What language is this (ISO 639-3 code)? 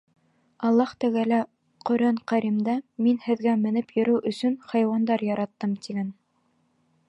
bak